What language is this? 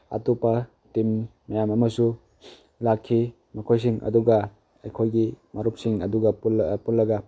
Manipuri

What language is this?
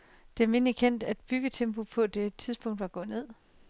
Danish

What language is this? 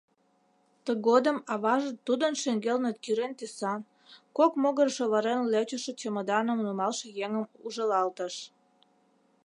Mari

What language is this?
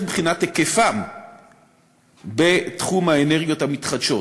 Hebrew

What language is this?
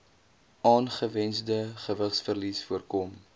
Afrikaans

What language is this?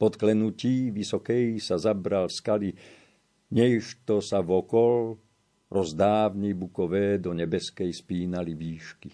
Slovak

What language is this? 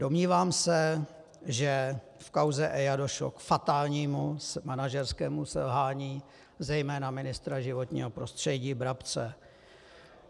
Czech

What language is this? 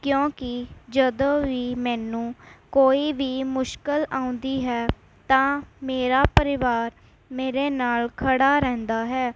Punjabi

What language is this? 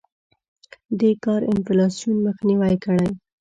Pashto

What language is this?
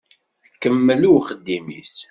Kabyle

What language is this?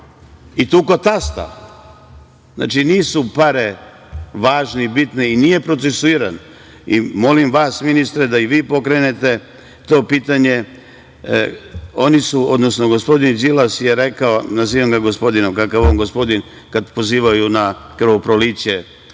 Serbian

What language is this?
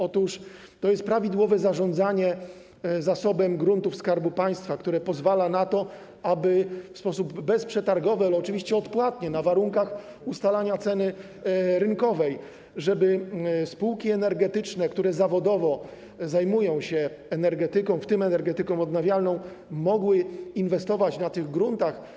Polish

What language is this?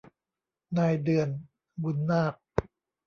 Thai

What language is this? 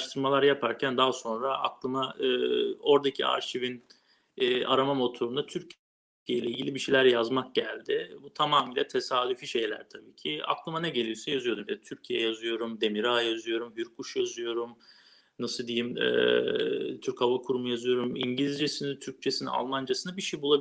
Turkish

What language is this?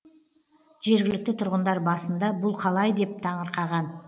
Kazakh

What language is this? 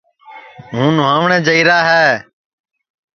Sansi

